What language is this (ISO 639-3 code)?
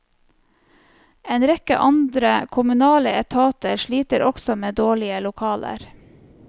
nor